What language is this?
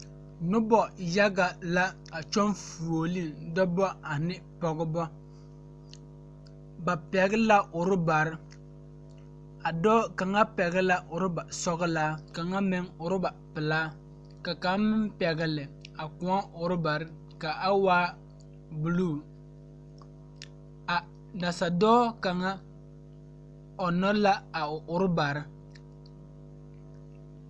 Southern Dagaare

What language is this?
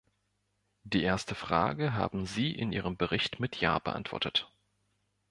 German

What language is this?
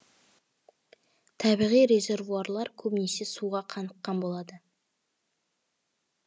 Kazakh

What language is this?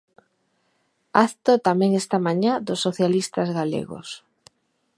Galician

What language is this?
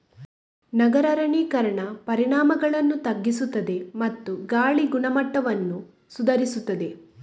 Kannada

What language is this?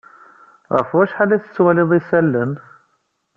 Kabyle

